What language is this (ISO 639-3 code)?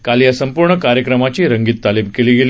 mar